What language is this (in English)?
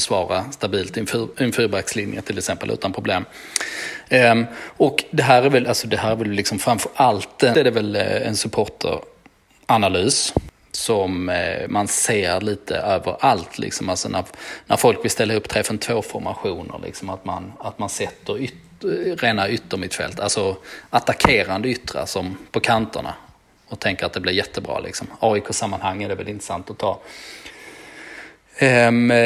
Swedish